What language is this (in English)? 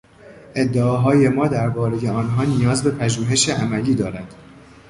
Persian